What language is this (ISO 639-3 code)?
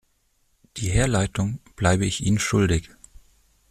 deu